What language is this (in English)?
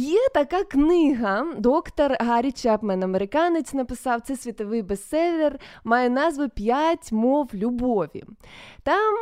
Ukrainian